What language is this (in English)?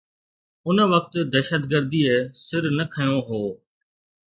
Sindhi